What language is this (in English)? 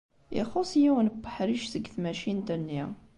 Kabyle